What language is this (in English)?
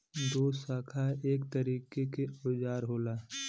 Bhojpuri